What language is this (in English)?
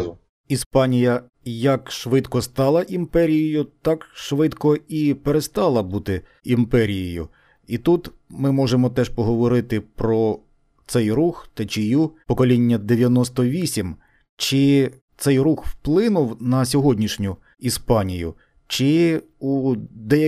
Ukrainian